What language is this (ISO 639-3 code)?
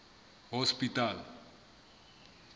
sot